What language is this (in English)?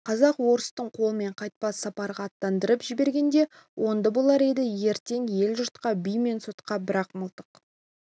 Kazakh